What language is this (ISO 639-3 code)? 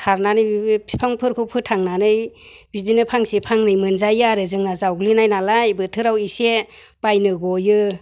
brx